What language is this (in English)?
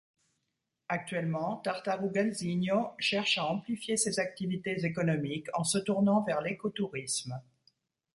French